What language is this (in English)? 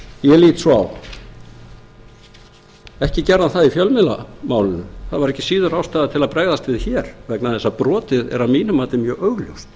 Icelandic